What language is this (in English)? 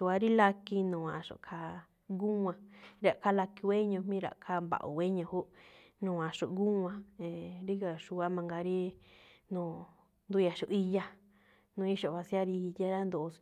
Malinaltepec Me'phaa